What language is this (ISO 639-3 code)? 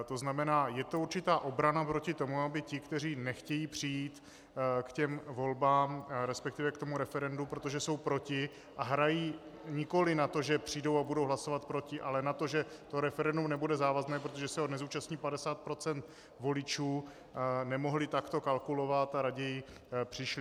ces